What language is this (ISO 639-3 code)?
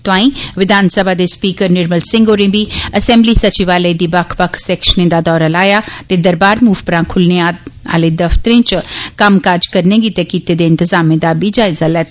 doi